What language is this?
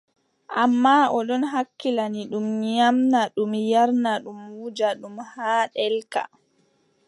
Adamawa Fulfulde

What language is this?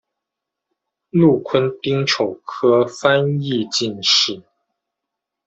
Chinese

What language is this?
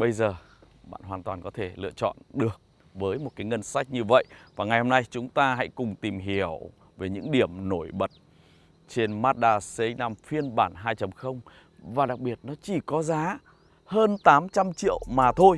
Vietnamese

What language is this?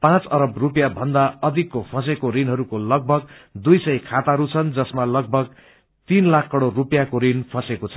Nepali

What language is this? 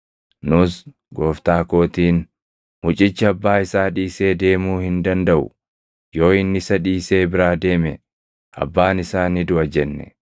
Oromo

